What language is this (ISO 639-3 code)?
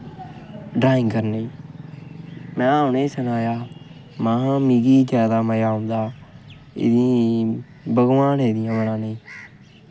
doi